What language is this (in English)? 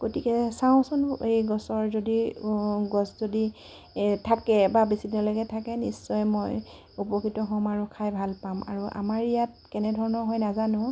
Assamese